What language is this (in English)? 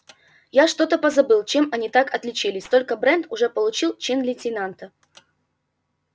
Russian